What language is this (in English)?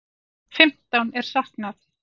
Icelandic